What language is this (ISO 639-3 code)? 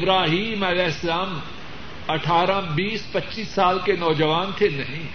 urd